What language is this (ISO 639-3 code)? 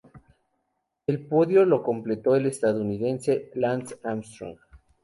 spa